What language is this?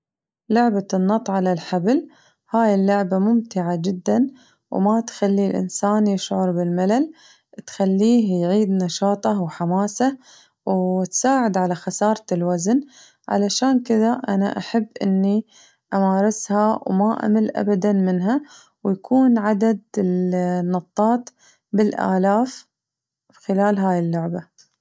Najdi Arabic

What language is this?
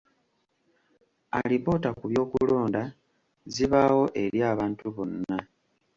Ganda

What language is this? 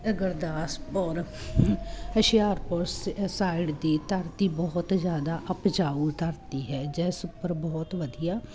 Punjabi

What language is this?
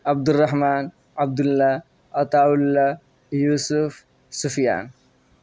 Urdu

